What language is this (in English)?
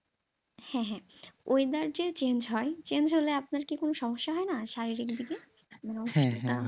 Bangla